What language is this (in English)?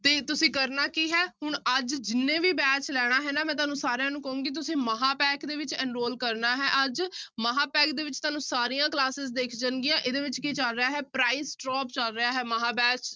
Punjabi